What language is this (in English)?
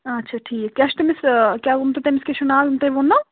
Kashmiri